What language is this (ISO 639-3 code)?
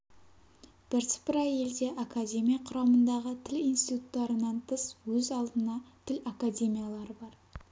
kaz